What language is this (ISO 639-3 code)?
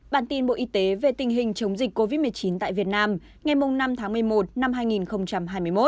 vie